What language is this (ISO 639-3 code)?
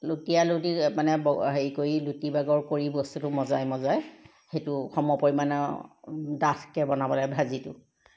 asm